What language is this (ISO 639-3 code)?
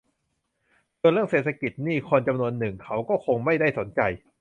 tha